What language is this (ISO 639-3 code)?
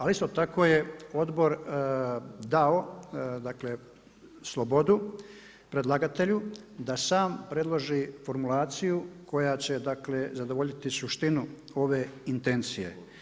hrv